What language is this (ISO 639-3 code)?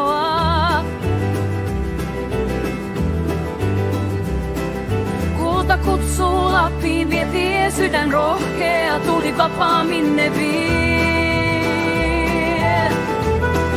fin